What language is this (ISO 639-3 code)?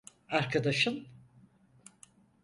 tur